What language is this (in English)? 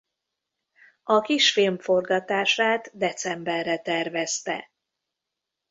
Hungarian